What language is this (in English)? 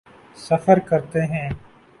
Urdu